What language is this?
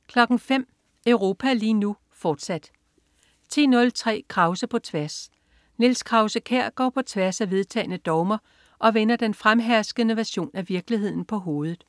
Danish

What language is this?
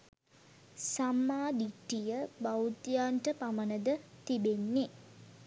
Sinhala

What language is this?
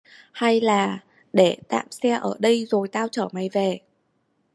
Vietnamese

